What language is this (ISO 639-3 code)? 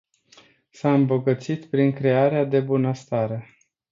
ron